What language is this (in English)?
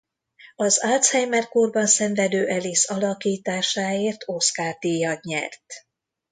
Hungarian